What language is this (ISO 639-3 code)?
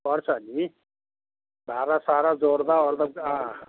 nep